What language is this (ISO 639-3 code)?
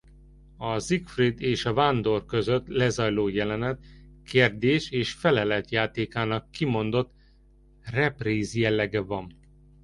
hun